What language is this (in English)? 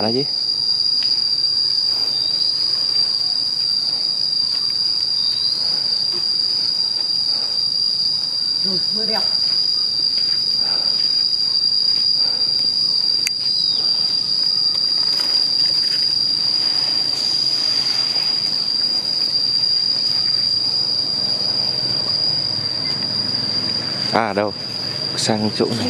Vietnamese